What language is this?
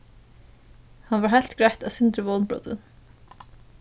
Faroese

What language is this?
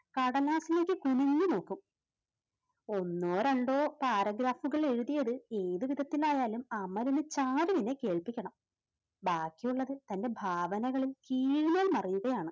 Malayalam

